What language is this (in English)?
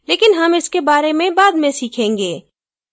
Hindi